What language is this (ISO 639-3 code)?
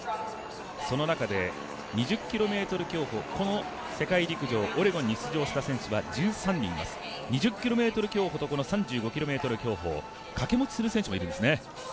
jpn